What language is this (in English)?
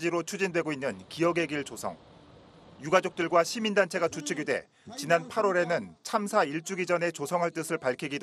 Korean